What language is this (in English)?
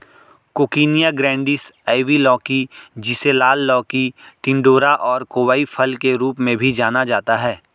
Hindi